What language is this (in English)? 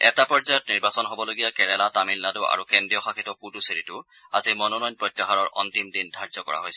Assamese